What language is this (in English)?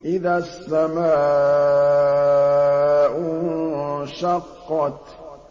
Arabic